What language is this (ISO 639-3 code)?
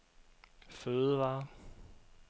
dan